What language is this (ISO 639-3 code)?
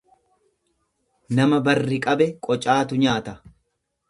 orm